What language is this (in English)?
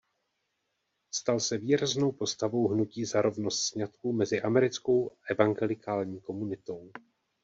Czech